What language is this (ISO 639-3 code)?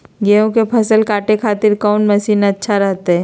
mag